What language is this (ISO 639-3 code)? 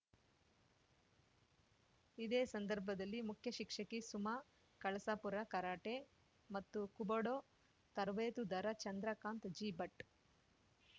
kan